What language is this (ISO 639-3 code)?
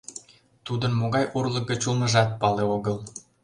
chm